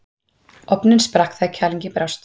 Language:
Icelandic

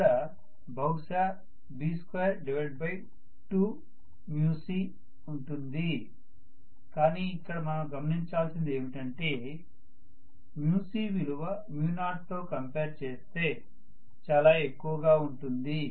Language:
Telugu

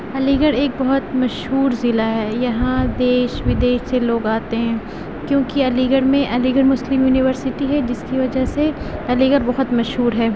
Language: Urdu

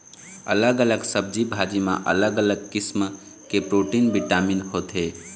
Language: Chhattisgarhi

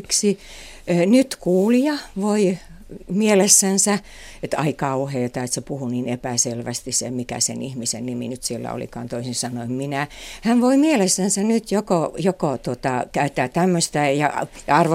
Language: Finnish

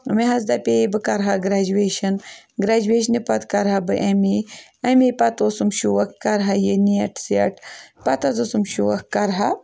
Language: Kashmiri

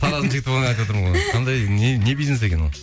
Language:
Kazakh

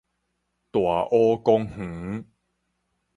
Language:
Min Nan Chinese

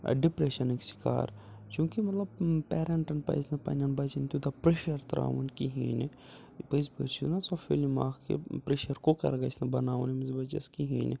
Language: Kashmiri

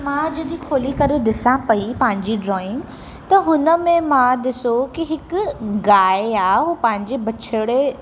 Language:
Sindhi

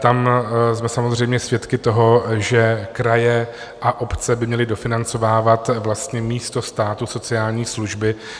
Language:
Czech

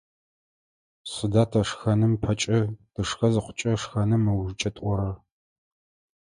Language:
Adyghe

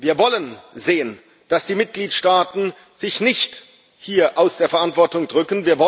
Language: German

